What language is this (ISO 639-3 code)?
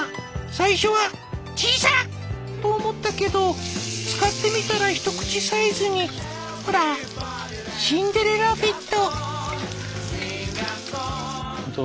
jpn